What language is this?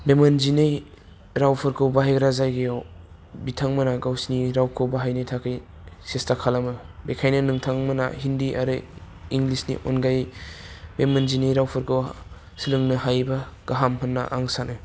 Bodo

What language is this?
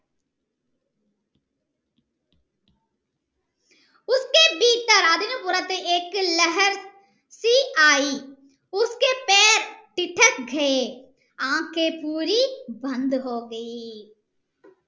Malayalam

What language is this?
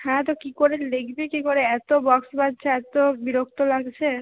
Bangla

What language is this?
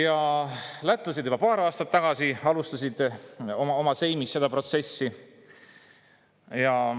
Estonian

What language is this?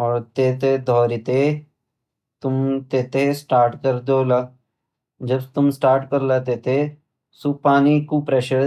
Garhwali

